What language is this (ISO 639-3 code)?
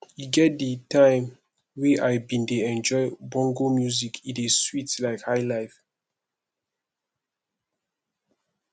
pcm